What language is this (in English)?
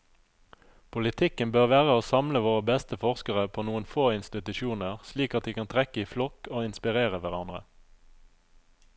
Norwegian